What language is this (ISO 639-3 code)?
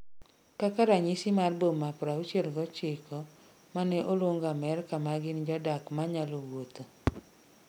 luo